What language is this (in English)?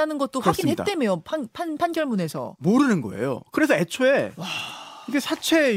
Korean